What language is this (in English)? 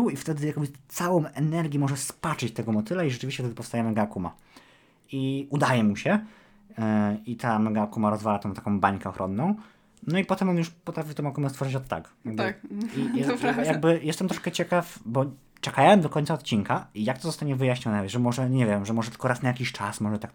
Polish